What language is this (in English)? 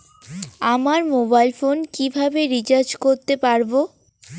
Bangla